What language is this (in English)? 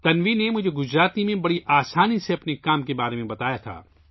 Urdu